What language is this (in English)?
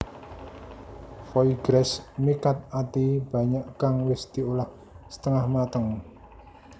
Javanese